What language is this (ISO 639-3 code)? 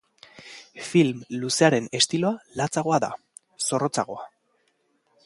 eus